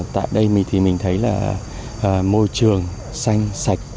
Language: Vietnamese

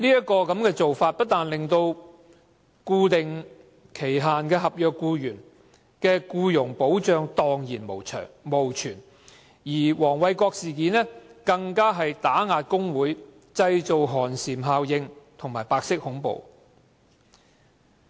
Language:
Cantonese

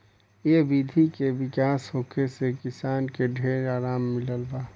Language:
Bhojpuri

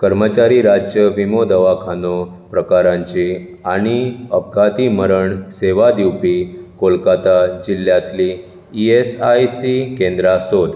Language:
Konkani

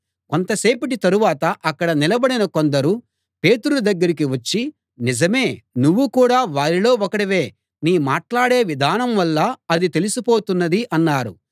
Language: Telugu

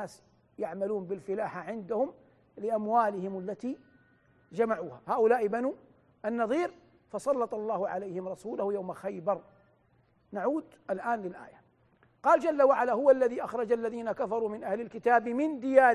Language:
Arabic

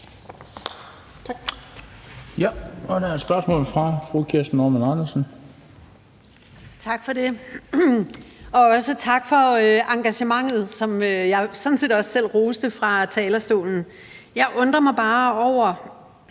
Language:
Danish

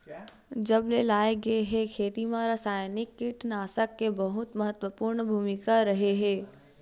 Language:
Chhattisgarhi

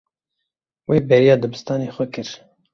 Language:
Kurdish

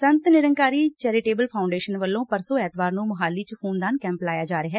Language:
Punjabi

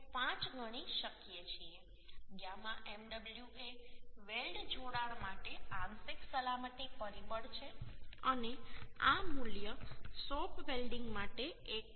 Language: Gujarati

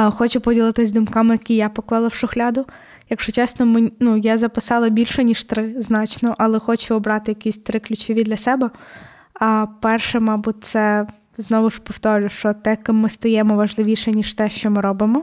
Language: Ukrainian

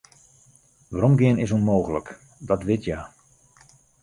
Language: Western Frisian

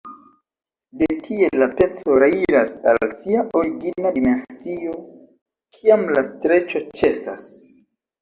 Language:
Esperanto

